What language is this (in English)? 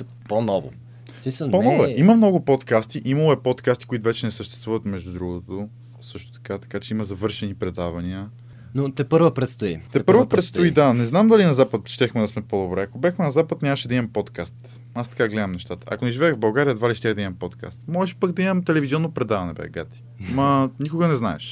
Bulgarian